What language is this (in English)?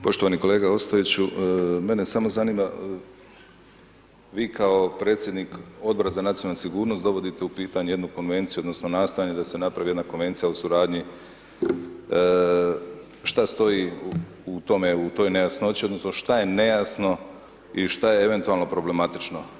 Croatian